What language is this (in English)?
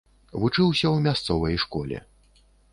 Belarusian